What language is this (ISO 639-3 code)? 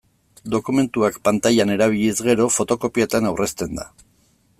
eus